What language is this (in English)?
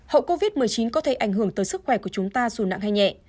Vietnamese